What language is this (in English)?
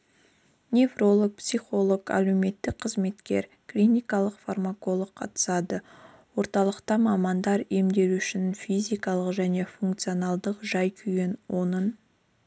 Kazakh